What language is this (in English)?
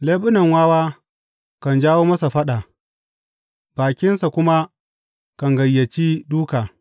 Hausa